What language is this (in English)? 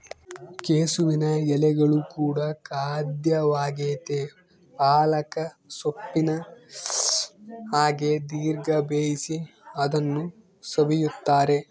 Kannada